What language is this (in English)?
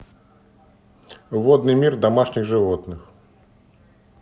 Russian